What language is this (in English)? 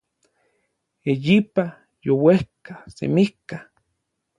Orizaba Nahuatl